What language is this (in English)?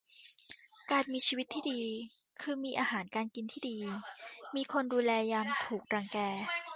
Thai